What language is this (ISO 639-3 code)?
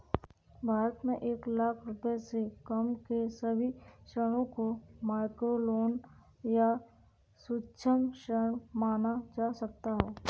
hin